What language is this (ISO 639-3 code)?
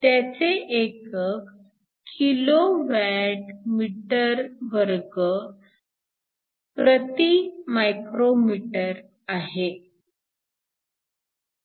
mar